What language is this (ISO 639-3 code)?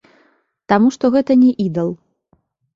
bel